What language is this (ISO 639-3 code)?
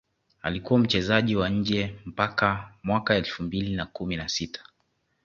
swa